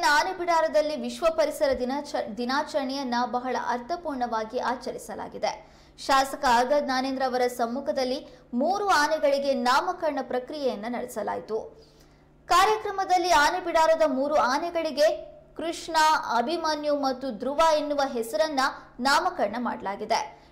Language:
Arabic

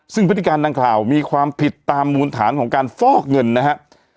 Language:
Thai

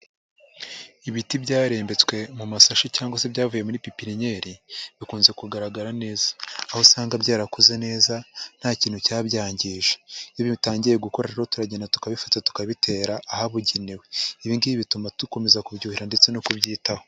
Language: Kinyarwanda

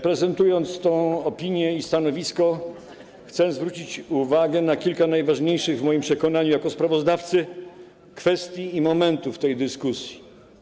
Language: Polish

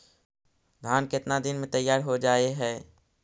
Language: Magahi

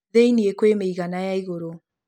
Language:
Kikuyu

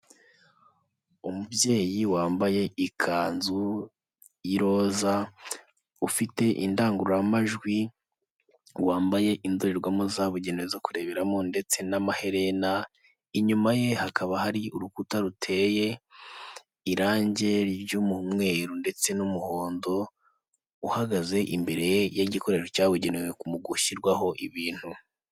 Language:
Kinyarwanda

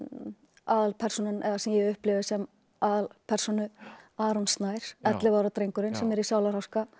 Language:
Icelandic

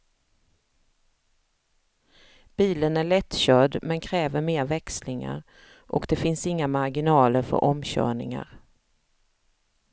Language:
Swedish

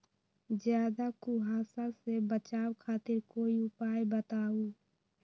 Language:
Magahi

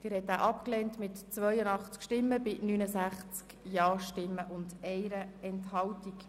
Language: Swiss German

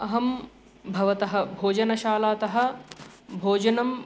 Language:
Sanskrit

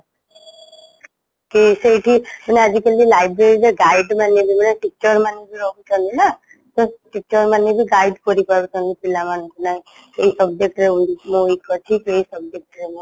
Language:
Odia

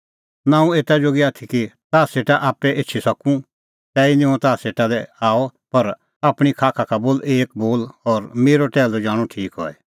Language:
Kullu Pahari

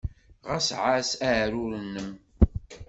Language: Kabyle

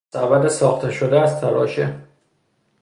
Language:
Persian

